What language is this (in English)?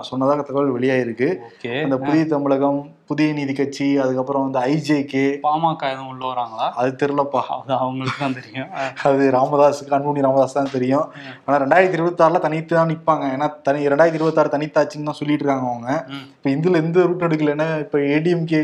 Tamil